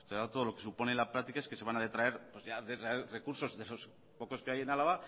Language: Spanish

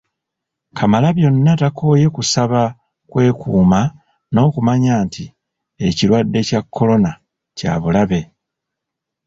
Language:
Ganda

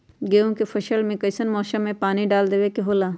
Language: Magahi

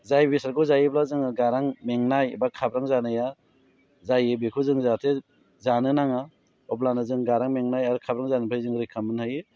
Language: Bodo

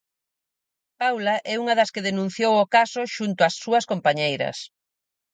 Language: Galician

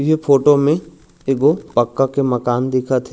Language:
Chhattisgarhi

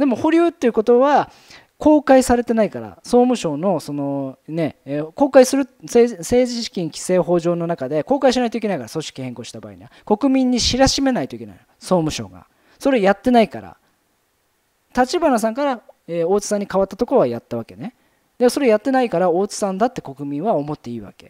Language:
Japanese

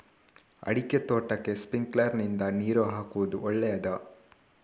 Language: Kannada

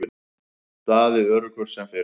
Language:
Icelandic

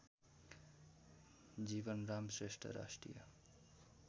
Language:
Nepali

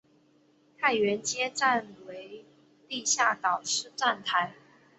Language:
Chinese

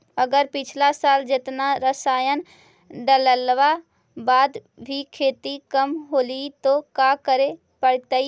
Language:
Magahi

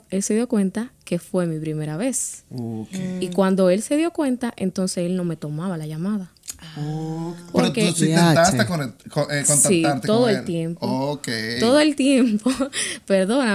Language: Spanish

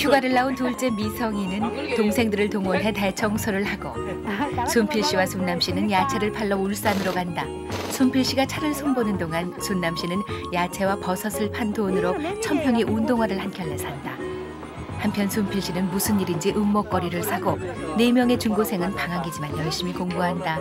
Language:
Korean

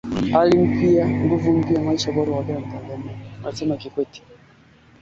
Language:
Swahili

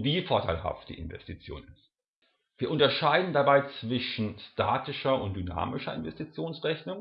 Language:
German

